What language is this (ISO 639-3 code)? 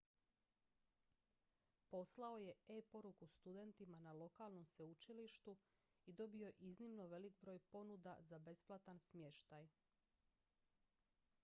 hrv